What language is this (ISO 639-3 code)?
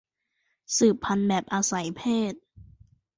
tha